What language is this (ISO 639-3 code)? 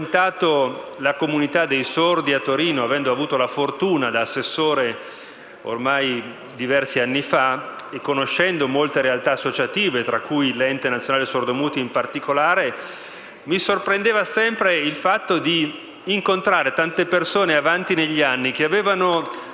ita